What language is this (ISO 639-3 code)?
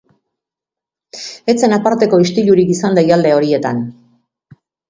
eus